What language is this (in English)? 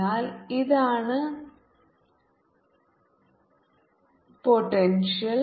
Malayalam